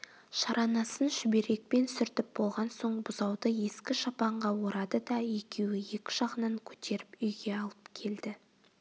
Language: Kazakh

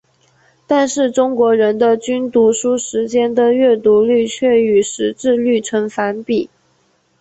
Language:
Chinese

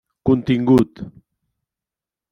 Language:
Catalan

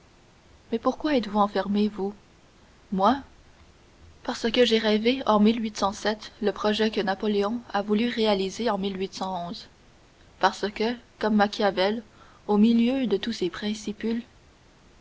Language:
French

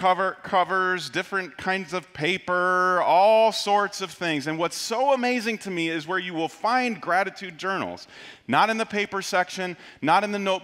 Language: English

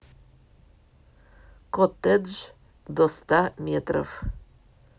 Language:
Russian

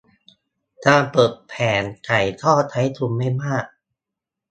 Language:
Thai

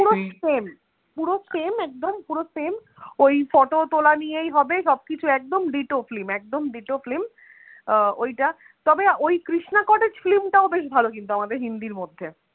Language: Bangla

